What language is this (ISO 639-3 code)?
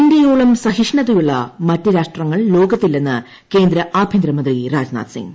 mal